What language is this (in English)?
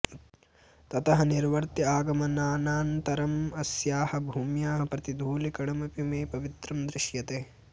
Sanskrit